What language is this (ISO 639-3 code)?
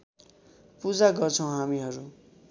nep